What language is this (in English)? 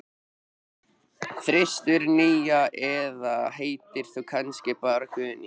Icelandic